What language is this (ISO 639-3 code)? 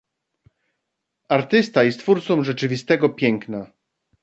pol